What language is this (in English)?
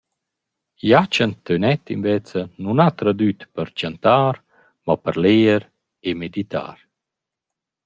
Romansh